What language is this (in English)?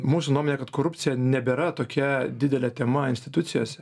Lithuanian